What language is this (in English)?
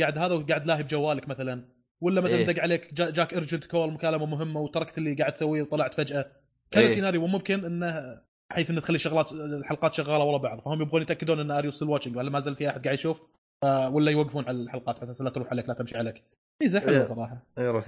Arabic